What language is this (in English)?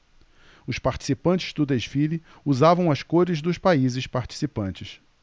Portuguese